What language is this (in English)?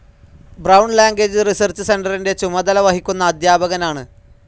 Malayalam